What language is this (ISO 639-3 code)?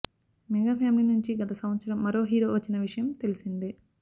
tel